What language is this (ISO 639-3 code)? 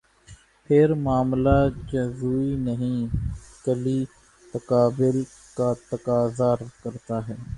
urd